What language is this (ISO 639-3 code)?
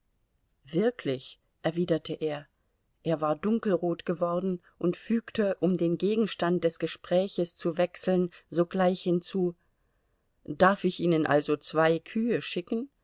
deu